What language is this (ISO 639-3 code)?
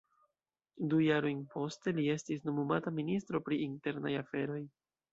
epo